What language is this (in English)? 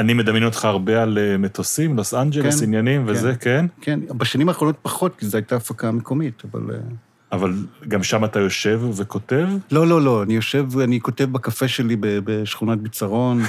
Hebrew